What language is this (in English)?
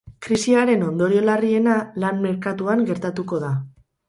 Basque